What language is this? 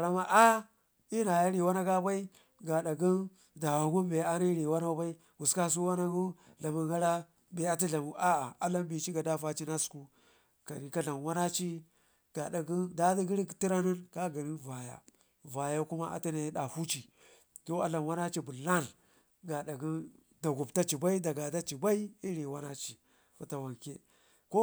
Ngizim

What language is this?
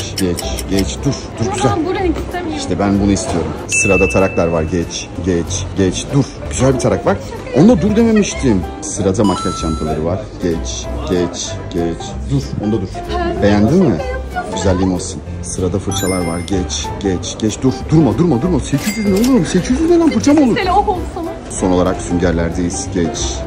Turkish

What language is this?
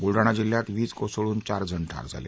Marathi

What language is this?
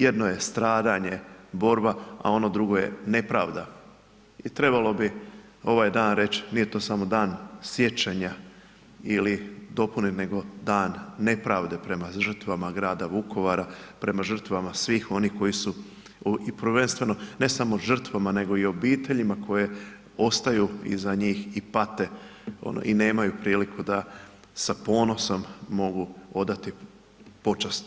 Croatian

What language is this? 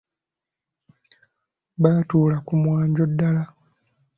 Ganda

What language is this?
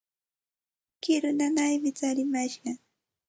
Santa Ana de Tusi Pasco Quechua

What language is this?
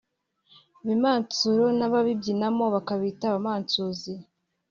Kinyarwanda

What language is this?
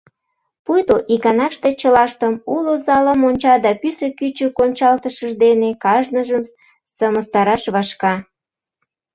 Mari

